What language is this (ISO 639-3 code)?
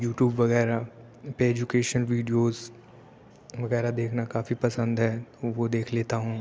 urd